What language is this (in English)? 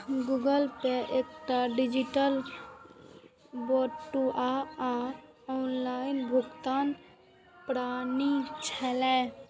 Maithili